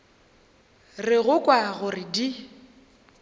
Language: Northern Sotho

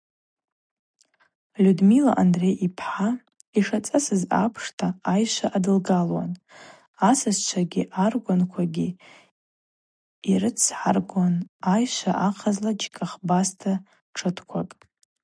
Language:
Abaza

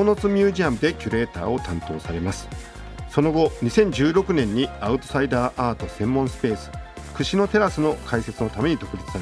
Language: Japanese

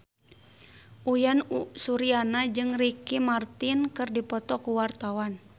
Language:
Sundanese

